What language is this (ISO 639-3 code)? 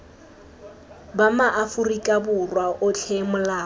tsn